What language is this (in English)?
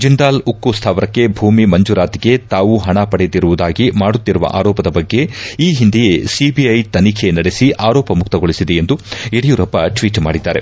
Kannada